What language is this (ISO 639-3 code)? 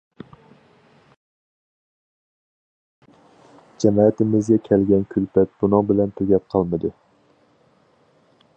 uig